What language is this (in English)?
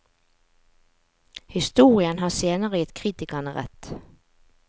Norwegian